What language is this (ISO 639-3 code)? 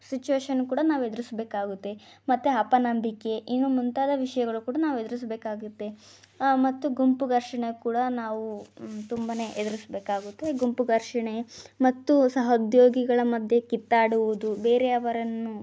kan